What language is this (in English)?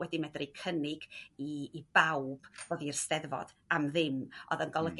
Welsh